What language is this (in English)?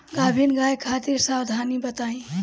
Bhojpuri